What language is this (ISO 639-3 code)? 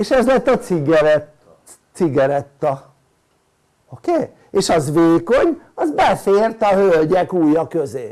hun